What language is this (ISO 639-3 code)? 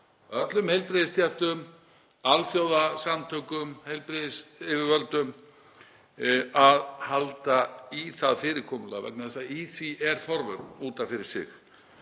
isl